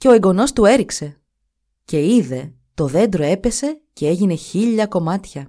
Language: Greek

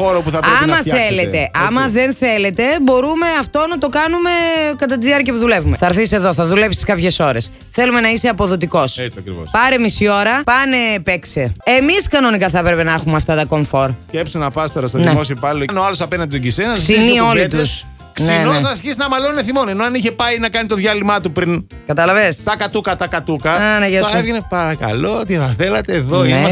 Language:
Greek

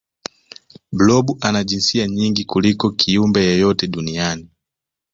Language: Swahili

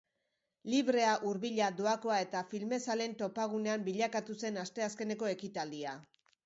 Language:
Basque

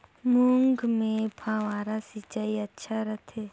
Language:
Chhattisgarhi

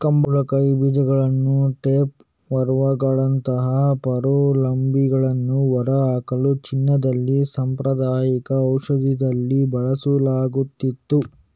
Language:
Kannada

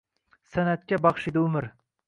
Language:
Uzbek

